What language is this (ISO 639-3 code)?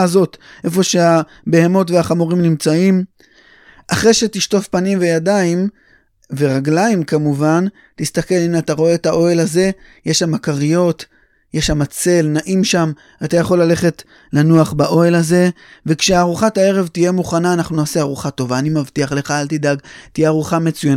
heb